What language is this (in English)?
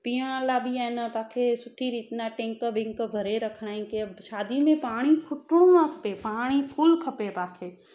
Sindhi